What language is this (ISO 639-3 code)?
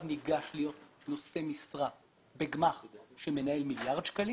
heb